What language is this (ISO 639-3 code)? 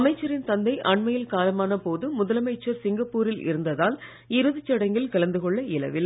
tam